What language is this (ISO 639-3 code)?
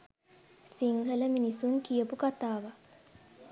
sin